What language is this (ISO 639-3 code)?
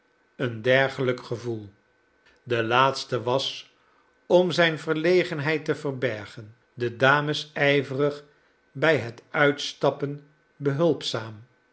nld